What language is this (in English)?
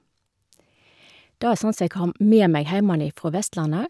Norwegian